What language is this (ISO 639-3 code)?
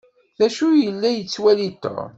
kab